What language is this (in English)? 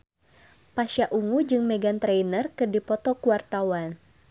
Sundanese